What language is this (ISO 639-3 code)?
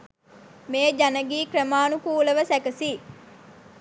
sin